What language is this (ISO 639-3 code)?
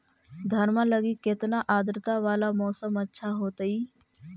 mag